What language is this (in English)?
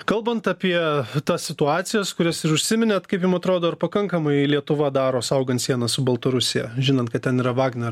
Lithuanian